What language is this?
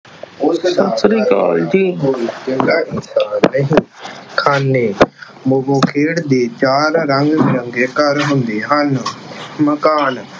Punjabi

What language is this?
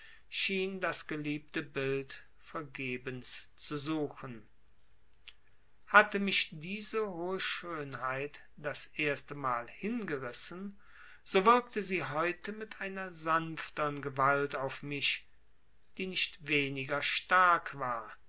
German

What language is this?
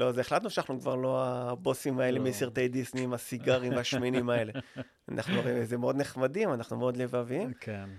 Hebrew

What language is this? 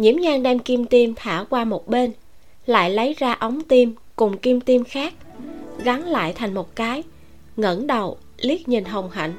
Vietnamese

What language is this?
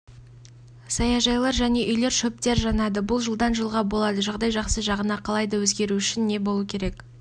Kazakh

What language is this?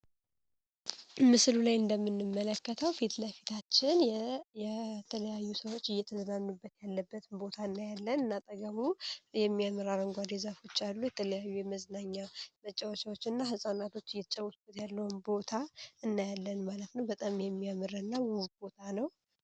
Amharic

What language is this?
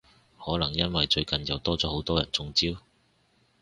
Cantonese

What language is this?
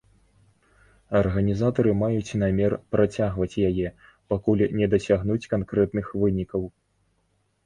Belarusian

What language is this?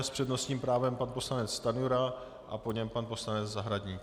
Czech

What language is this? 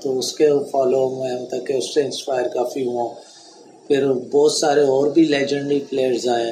Urdu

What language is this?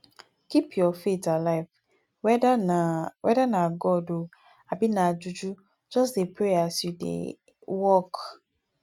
Nigerian Pidgin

